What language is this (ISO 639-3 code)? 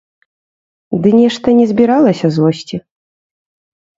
bel